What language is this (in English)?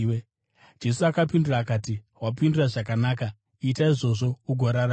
Shona